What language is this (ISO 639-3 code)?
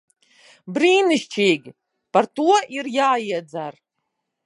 lav